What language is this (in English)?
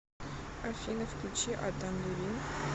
Russian